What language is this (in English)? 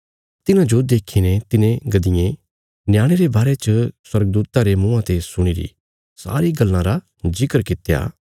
Bilaspuri